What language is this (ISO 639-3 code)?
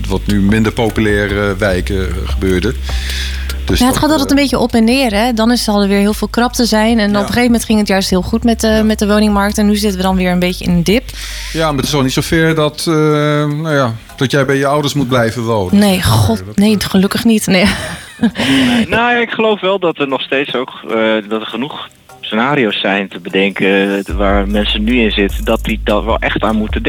nld